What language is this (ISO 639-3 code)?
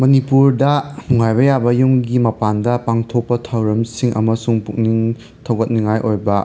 mni